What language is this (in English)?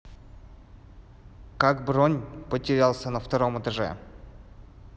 Russian